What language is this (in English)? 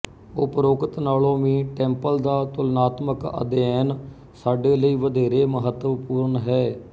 Punjabi